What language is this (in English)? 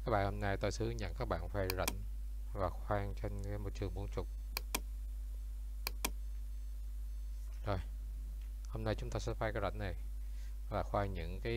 Vietnamese